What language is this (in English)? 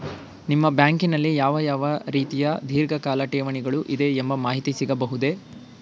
Kannada